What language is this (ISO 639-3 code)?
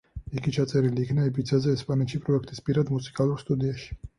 kat